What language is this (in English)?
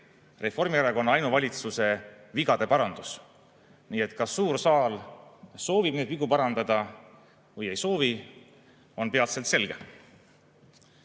Estonian